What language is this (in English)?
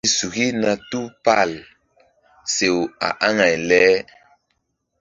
Mbum